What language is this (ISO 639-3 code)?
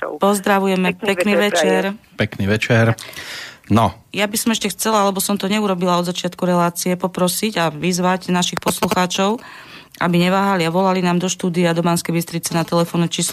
slk